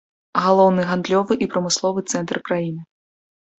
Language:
Belarusian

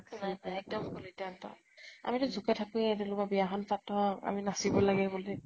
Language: Assamese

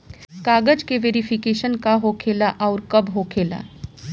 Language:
Bhojpuri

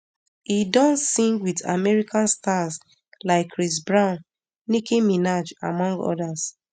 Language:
Nigerian Pidgin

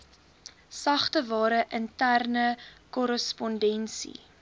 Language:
Afrikaans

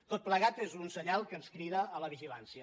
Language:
Catalan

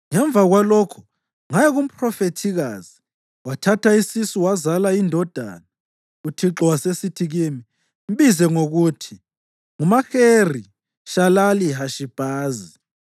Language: North Ndebele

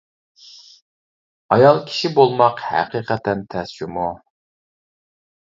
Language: Uyghur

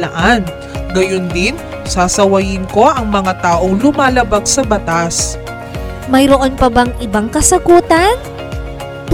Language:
Filipino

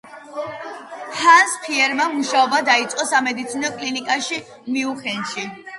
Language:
Georgian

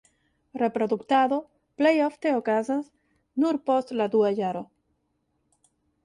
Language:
Esperanto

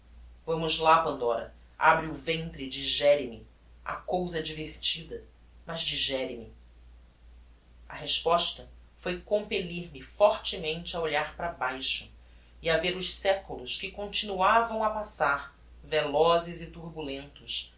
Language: Portuguese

